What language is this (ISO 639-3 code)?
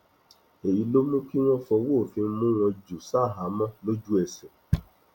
yor